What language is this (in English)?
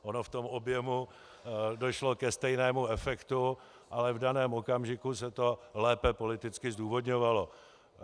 Czech